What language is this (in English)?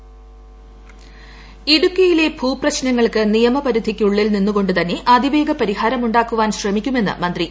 Malayalam